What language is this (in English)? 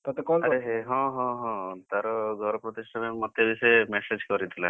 Odia